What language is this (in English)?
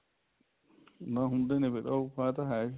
Punjabi